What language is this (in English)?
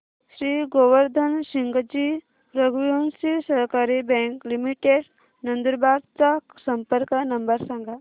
Marathi